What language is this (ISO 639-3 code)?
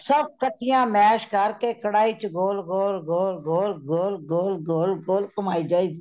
pan